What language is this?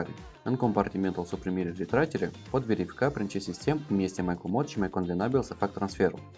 Romanian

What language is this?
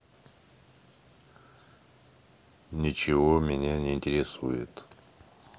Russian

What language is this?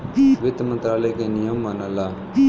Bhojpuri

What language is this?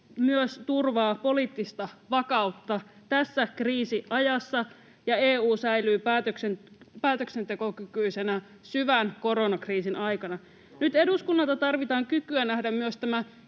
Finnish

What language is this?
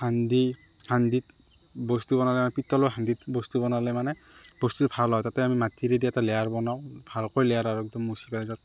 Assamese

